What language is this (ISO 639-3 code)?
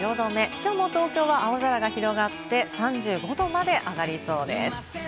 jpn